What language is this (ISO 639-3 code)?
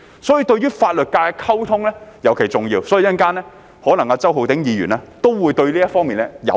yue